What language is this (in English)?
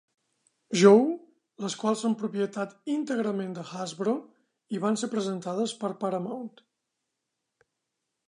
Catalan